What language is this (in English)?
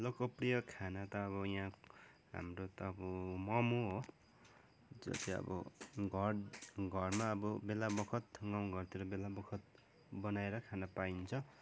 Nepali